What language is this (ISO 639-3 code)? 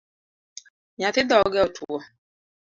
luo